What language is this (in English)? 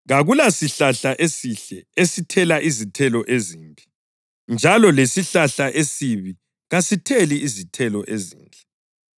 North Ndebele